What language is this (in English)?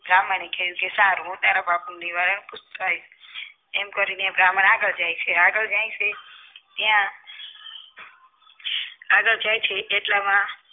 Gujarati